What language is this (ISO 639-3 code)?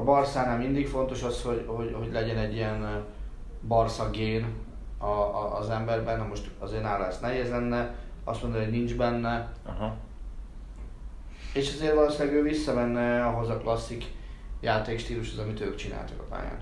hun